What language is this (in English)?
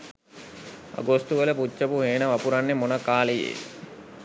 Sinhala